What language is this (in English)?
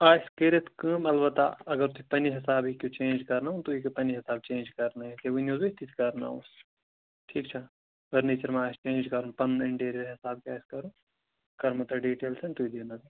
Kashmiri